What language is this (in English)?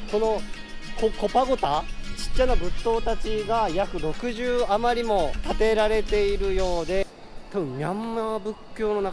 Japanese